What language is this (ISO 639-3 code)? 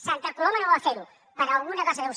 cat